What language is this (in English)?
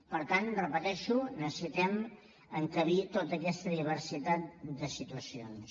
Catalan